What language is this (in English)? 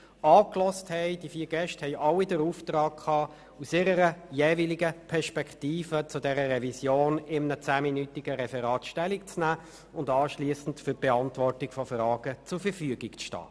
Swiss German